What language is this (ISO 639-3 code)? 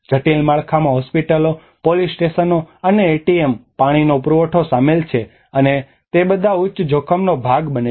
guj